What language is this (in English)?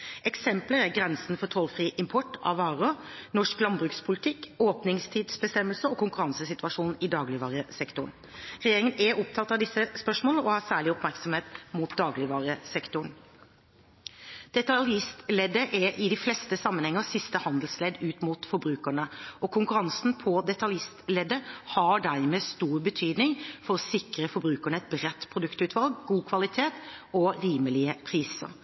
Norwegian Bokmål